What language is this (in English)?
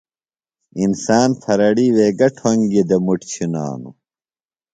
Phalura